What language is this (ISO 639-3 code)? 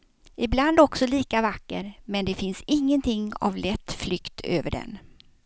swe